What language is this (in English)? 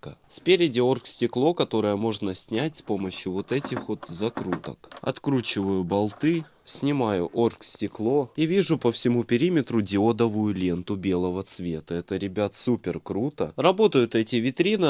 Russian